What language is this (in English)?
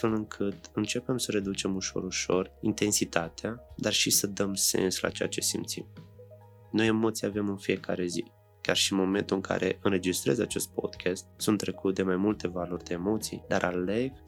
Romanian